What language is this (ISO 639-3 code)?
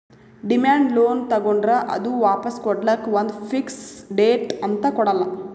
kan